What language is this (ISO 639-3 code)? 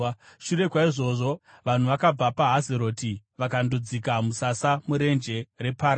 sna